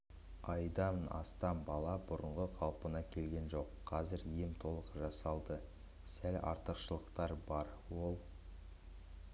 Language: Kazakh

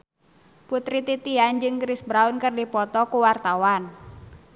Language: Sundanese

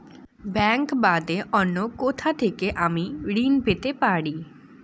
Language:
Bangla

